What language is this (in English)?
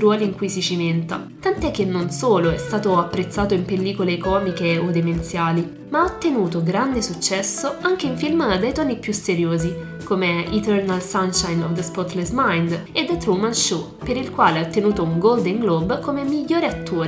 Italian